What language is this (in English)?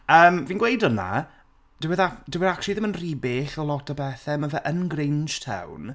Welsh